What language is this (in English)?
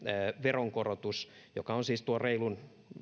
Finnish